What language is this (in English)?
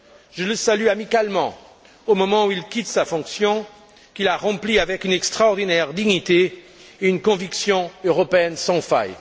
French